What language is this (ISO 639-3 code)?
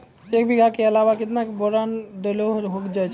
mai